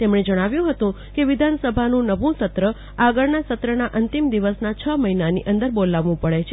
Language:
Gujarati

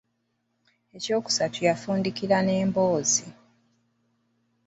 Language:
Ganda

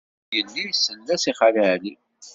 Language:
Kabyle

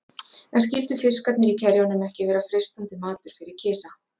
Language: Icelandic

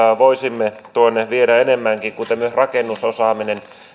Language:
Finnish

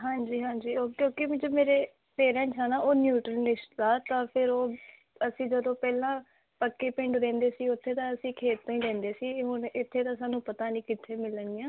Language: Punjabi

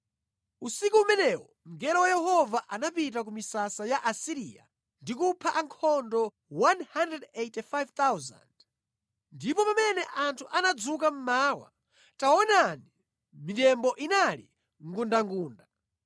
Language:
Nyanja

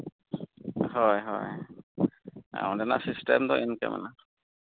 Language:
Santali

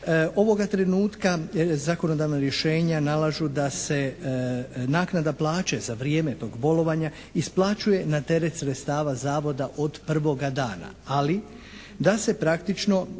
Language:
Croatian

